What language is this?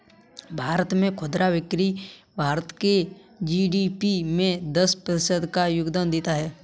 Hindi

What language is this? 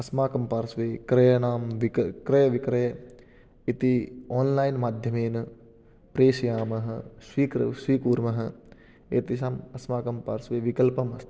Sanskrit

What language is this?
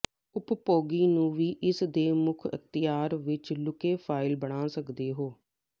Punjabi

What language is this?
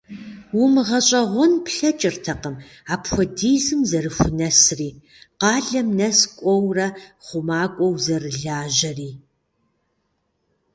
Kabardian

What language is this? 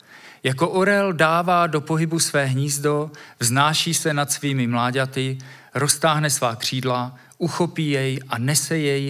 Czech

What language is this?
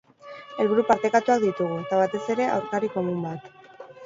Basque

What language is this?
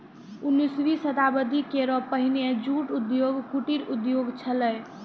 Maithili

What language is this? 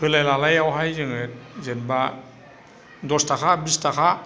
Bodo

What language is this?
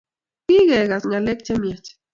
Kalenjin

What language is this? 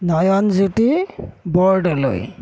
Assamese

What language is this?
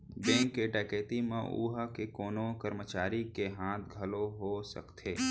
Chhattisgarhi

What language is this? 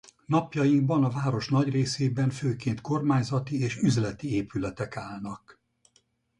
Hungarian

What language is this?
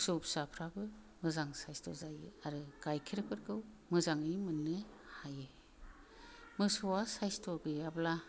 Bodo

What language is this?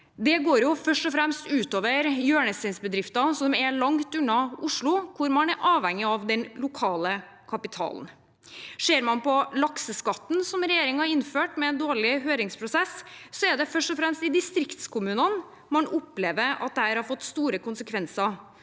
Norwegian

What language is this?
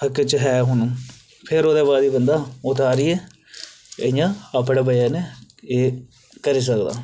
Dogri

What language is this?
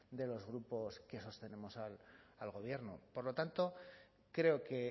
Spanish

